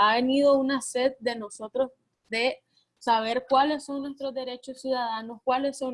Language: Spanish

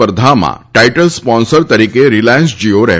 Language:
Gujarati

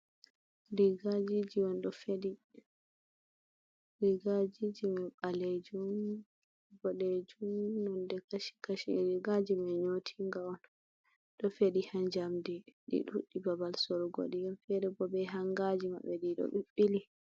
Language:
Fula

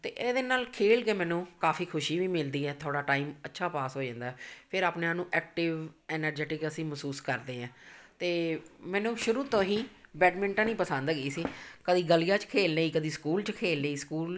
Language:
Punjabi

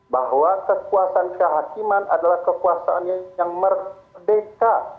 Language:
Indonesian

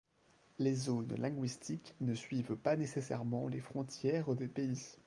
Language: French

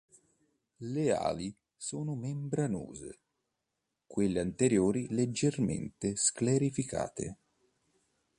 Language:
Italian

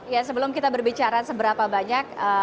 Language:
Indonesian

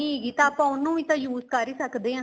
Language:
Punjabi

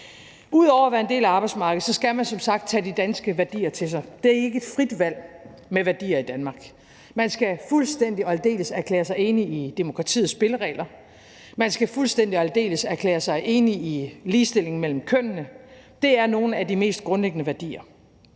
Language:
Danish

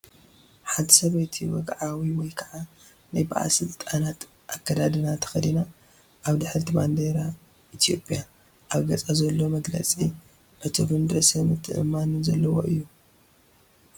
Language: Tigrinya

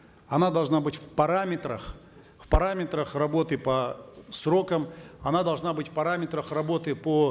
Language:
Kazakh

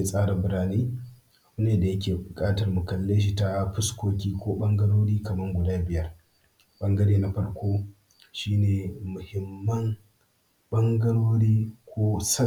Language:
Hausa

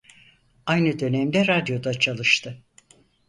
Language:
Turkish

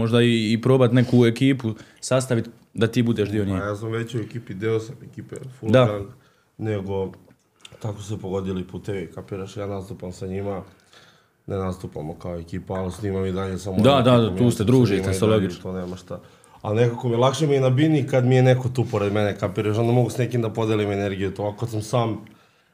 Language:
Croatian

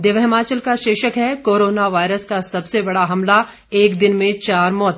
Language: Hindi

